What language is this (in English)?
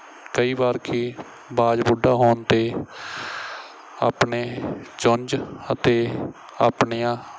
Punjabi